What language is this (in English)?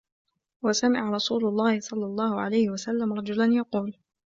Arabic